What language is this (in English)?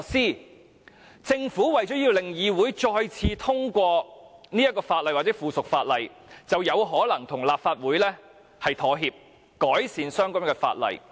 Cantonese